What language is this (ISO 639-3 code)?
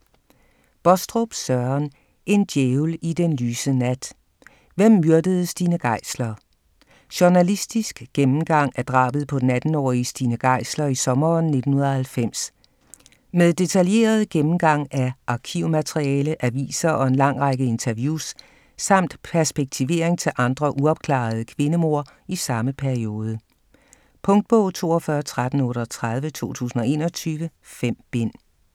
dan